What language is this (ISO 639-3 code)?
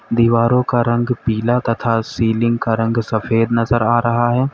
hin